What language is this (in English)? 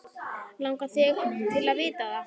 Icelandic